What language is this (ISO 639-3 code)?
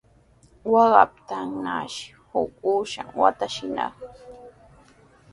qws